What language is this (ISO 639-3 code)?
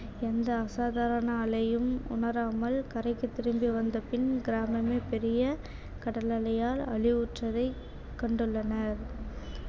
tam